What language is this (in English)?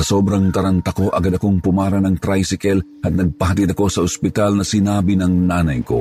Filipino